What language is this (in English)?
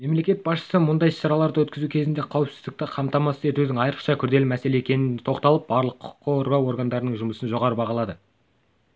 Kazakh